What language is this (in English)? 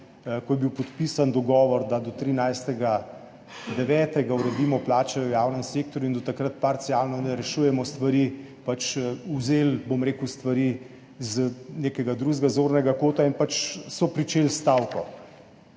Slovenian